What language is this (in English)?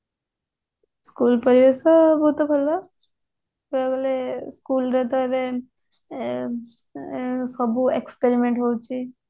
Odia